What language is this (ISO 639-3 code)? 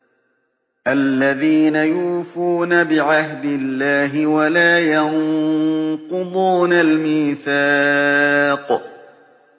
ara